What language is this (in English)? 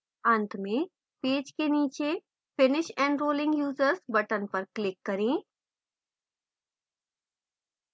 Hindi